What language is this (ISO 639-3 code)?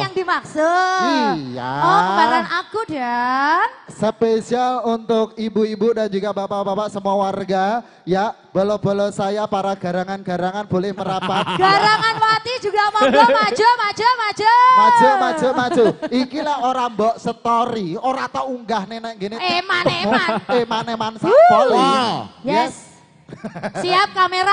ind